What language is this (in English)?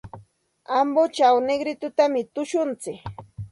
Santa Ana de Tusi Pasco Quechua